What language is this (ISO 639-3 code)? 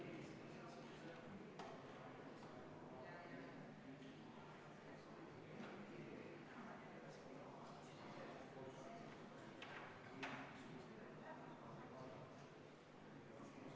est